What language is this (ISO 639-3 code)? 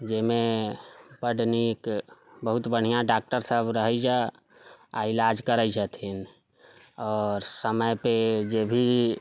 mai